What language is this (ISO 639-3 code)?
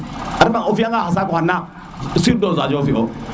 srr